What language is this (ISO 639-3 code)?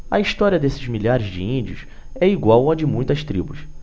por